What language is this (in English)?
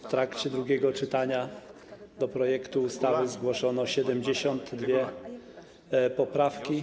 Polish